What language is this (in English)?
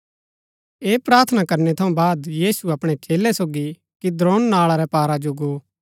Gaddi